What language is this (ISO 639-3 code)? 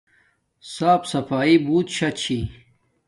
dmk